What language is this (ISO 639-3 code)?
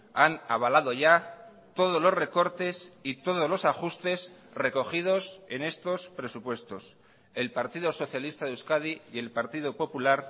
spa